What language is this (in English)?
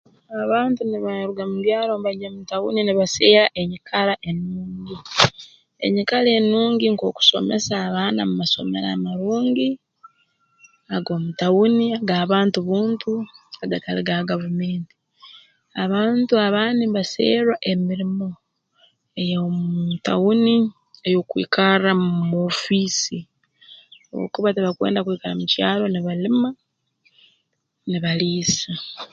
Tooro